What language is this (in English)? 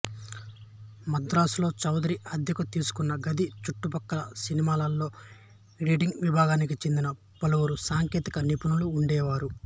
Telugu